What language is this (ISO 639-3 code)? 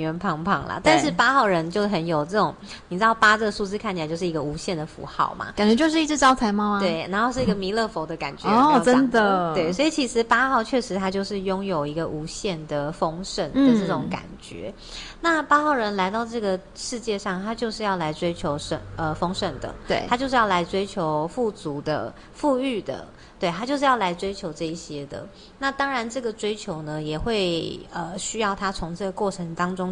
zho